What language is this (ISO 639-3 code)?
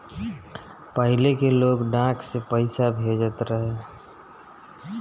bho